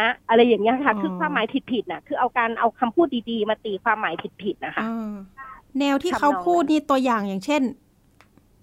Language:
Thai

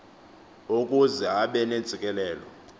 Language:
Xhosa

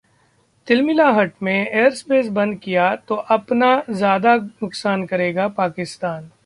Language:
Hindi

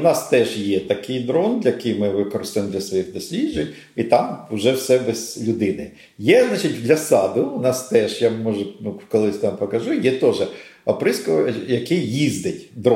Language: Ukrainian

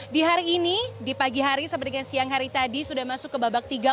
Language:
Indonesian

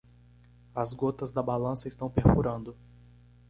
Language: Portuguese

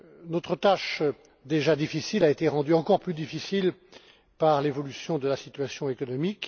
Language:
French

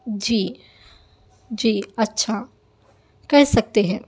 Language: Urdu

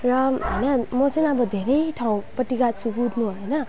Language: Nepali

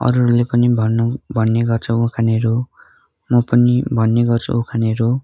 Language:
Nepali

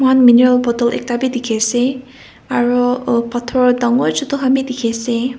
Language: Naga Pidgin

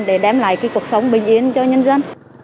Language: Vietnamese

